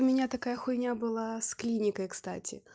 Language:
Russian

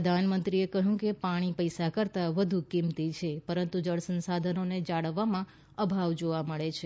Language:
Gujarati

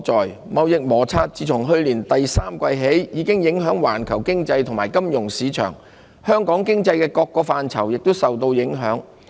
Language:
Cantonese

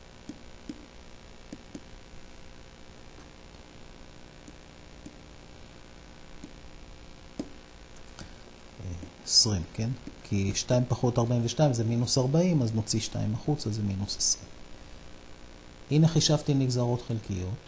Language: Hebrew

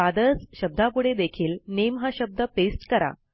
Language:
Marathi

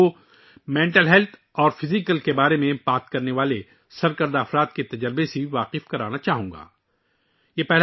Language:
Urdu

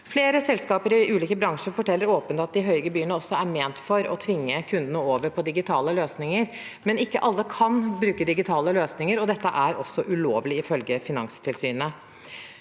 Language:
Norwegian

